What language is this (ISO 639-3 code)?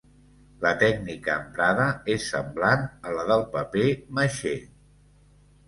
cat